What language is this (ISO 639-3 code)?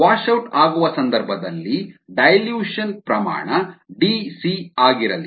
kan